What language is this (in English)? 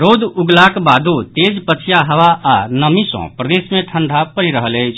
Maithili